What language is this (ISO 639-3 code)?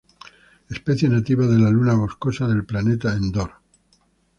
spa